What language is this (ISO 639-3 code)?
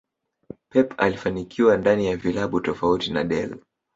swa